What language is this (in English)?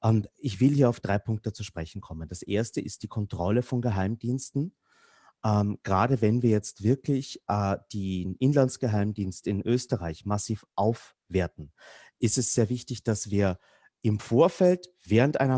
German